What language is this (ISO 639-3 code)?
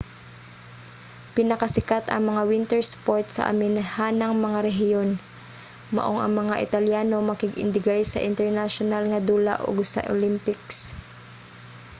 ceb